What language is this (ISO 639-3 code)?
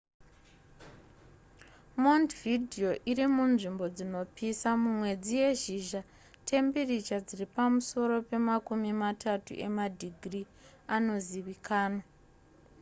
sna